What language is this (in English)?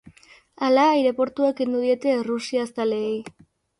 Basque